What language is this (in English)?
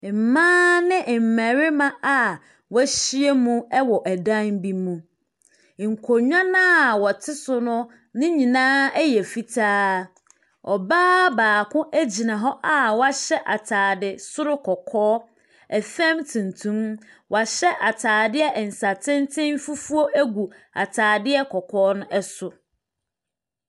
Akan